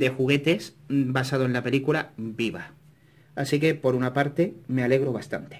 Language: Spanish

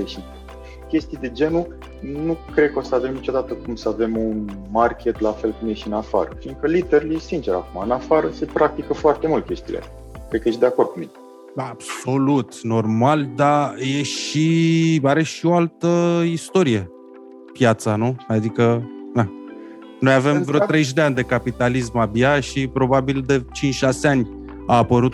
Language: Romanian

